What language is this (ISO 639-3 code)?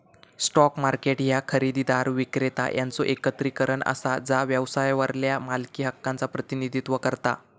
mar